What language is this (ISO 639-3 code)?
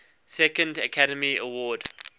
eng